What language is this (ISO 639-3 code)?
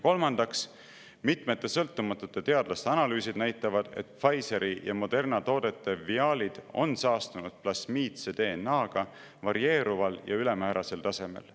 est